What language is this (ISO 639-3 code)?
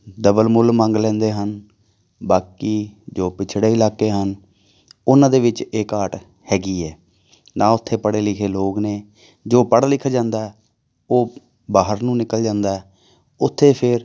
pan